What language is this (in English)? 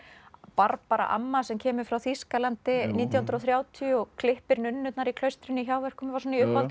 Icelandic